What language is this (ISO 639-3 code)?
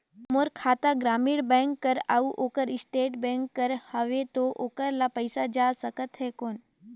hne